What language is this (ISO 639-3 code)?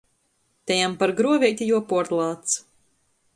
ltg